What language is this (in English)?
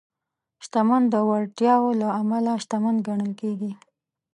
Pashto